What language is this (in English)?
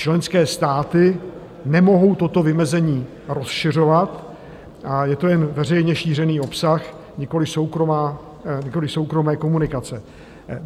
Czech